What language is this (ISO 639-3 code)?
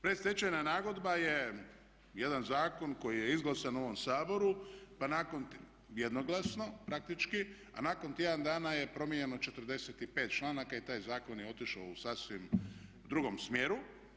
hrv